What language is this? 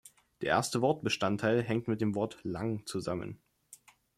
German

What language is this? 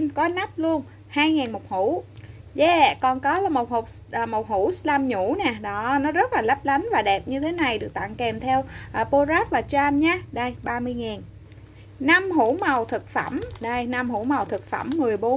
Vietnamese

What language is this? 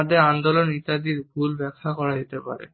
Bangla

